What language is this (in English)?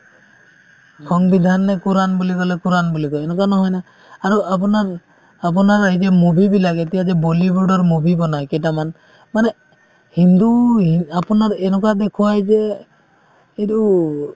Assamese